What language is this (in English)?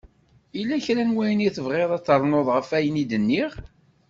Kabyle